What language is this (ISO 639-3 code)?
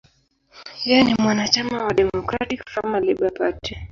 swa